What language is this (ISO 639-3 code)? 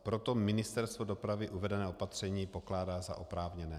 ces